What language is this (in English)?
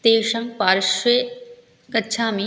Sanskrit